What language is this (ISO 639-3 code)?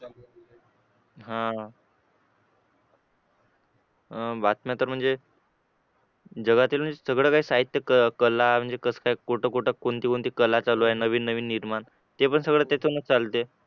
mar